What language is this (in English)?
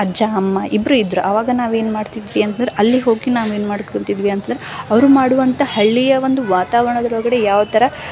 Kannada